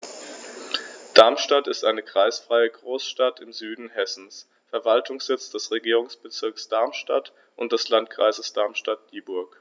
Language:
German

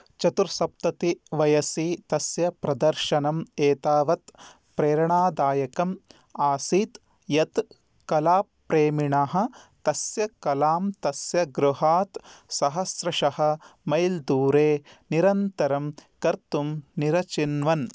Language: Sanskrit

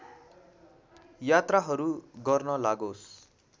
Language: Nepali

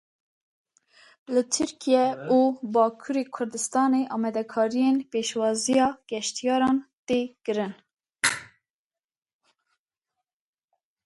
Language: Kurdish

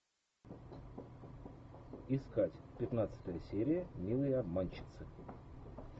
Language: Russian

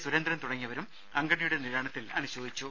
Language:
Malayalam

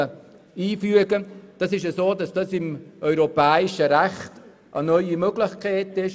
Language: Swiss German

